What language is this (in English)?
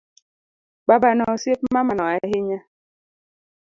Luo (Kenya and Tanzania)